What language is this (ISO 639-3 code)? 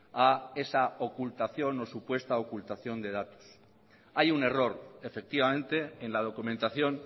spa